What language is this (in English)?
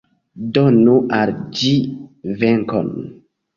Esperanto